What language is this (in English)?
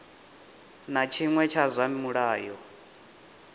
Venda